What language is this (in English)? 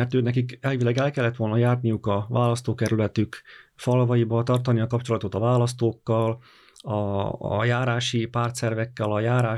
Hungarian